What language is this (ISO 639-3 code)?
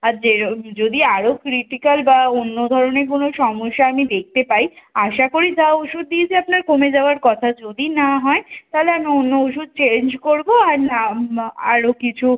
ben